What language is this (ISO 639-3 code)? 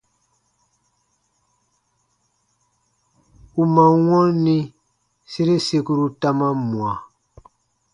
bba